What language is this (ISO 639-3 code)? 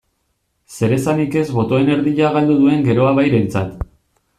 eus